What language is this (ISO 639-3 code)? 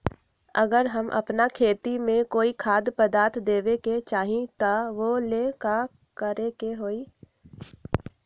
mag